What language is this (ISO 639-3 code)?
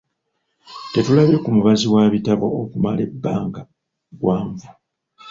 lug